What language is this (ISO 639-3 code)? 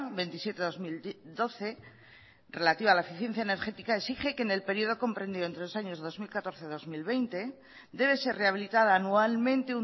spa